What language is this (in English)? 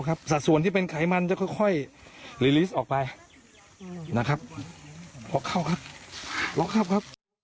Thai